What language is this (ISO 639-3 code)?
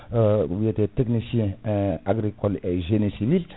ful